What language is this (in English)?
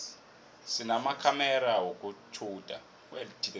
South Ndebele